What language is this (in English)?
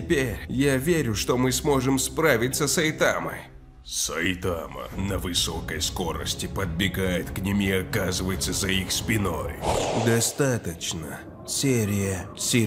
Russian